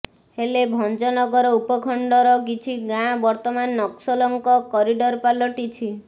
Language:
Odia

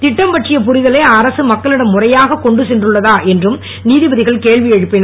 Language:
Tamil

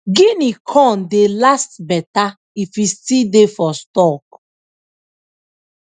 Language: Nigerian Pidgin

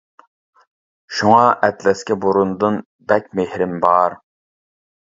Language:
Uyghur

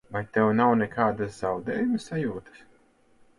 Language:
Latvian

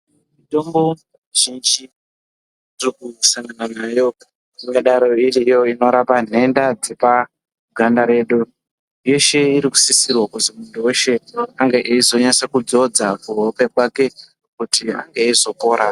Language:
Ndau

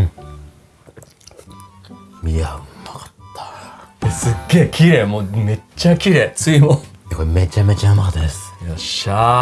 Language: Japanese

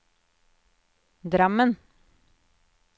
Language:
Norwegian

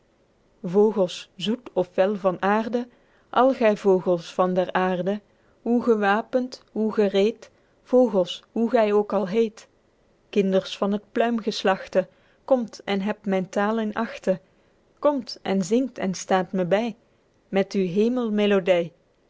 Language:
Dutch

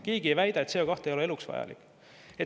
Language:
Estonian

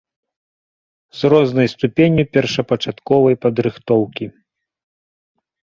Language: Belarusian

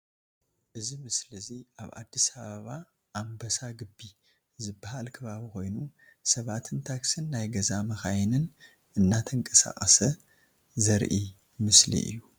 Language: Tigrinya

